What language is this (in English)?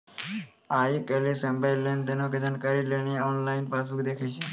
Maithili